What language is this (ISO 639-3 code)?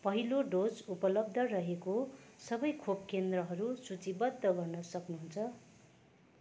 nep